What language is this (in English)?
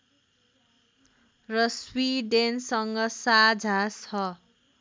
Nepali